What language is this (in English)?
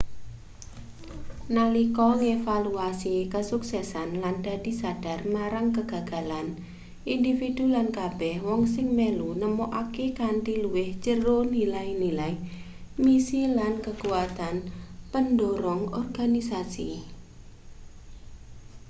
Javanese